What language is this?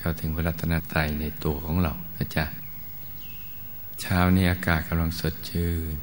Thai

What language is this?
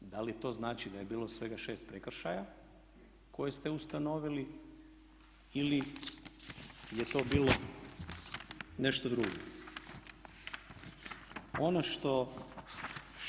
Croatian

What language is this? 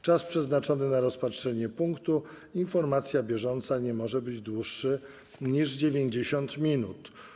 Polish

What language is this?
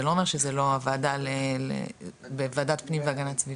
Hebrew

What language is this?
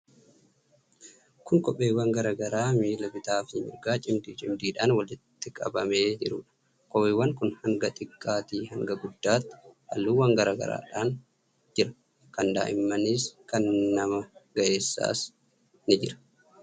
Oromo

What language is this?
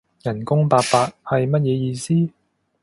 Cantonese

